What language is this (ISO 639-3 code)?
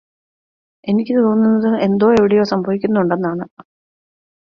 mal